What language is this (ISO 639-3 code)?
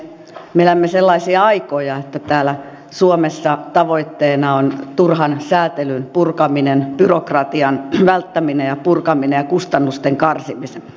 fin